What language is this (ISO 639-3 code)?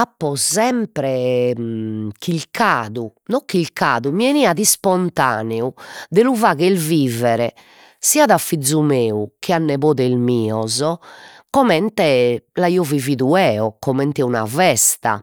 srd